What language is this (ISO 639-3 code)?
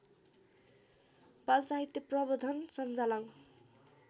nep